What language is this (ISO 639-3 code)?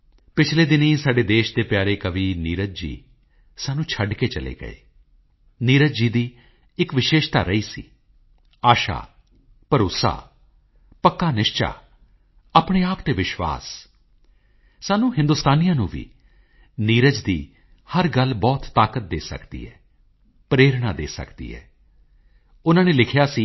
pan